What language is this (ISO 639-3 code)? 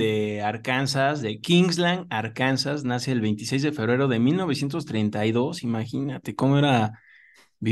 spa